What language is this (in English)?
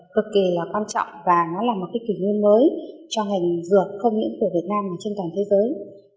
Vietnamese